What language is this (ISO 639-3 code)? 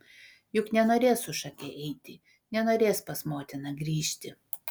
lit